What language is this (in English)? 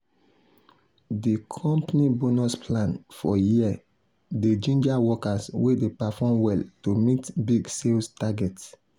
Nigerian Pidgin